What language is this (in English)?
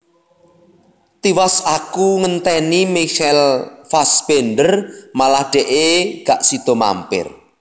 Javanese